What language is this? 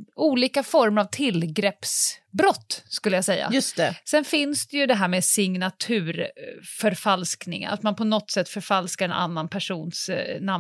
Swedish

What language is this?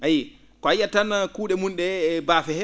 Fula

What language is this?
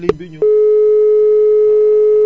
Wolof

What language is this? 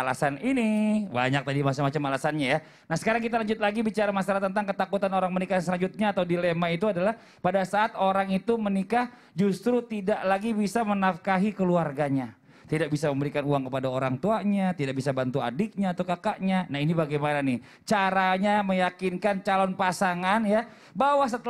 Indonesian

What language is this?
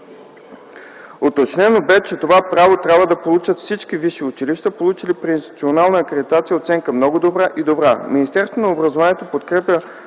Bulgarian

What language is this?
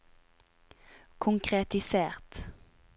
Norwegian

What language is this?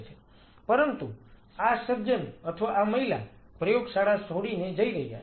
Gujarati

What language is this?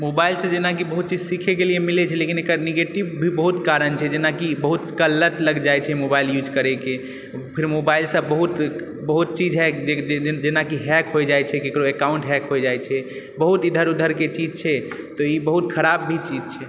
Maithili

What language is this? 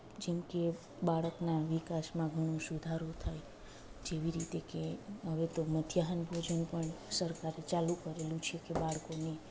Gujarati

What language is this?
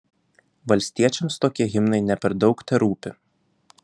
Lithuanian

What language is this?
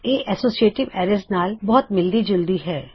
Punjabi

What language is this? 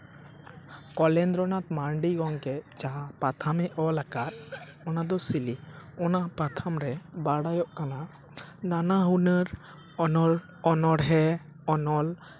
Santali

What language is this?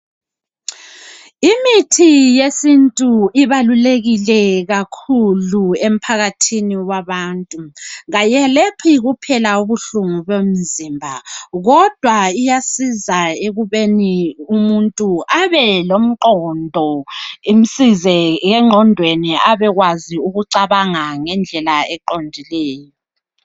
North Ndebele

